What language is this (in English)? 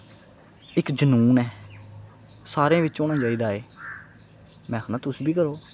Dogri